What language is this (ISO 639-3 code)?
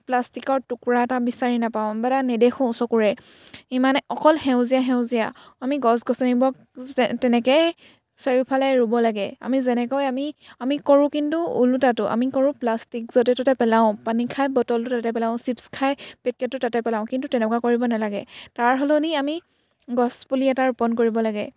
asm